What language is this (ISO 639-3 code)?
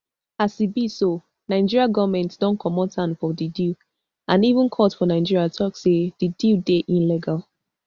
pcm